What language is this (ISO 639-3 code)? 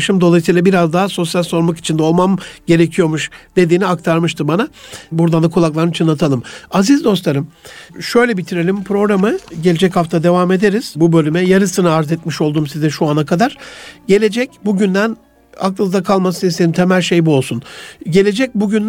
tur